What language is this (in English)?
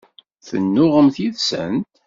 Kabyle